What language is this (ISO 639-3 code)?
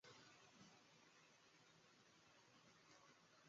zho